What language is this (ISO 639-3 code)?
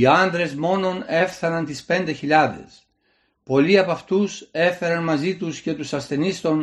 ell